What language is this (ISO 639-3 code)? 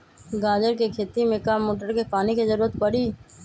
mag